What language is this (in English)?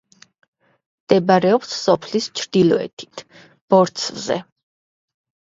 Georgian